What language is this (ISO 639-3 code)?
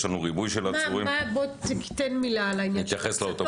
heb